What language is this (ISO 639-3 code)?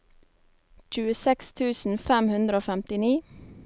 nor